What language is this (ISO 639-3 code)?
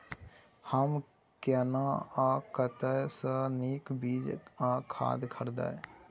mai